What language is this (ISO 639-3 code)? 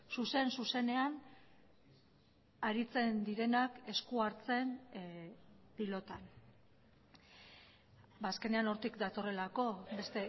eus